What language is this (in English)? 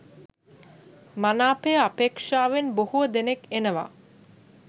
Sinhala